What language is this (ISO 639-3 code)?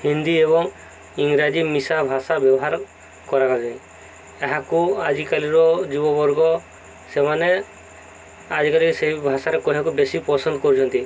ori